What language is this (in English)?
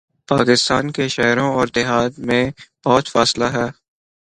Urdu